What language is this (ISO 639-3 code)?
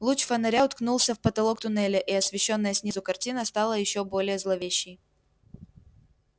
rus